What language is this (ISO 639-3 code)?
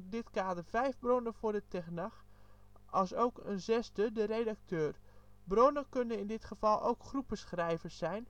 nld